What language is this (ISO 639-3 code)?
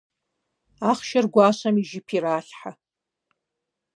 kbd